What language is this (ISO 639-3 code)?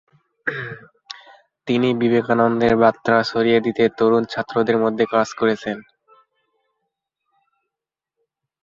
ben